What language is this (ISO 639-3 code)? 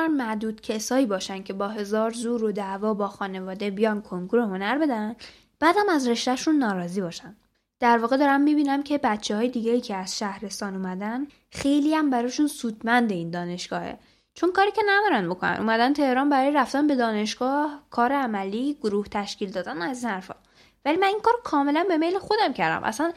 fas